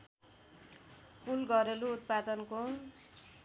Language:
Nepali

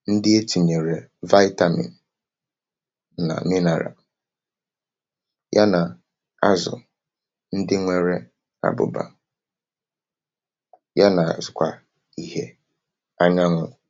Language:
Igbo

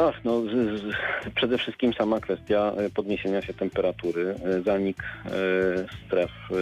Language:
Polish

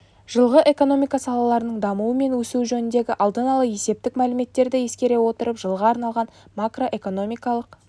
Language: Kazakh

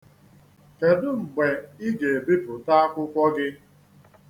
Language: Igbo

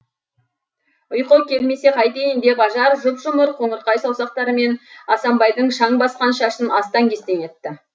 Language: Kazakh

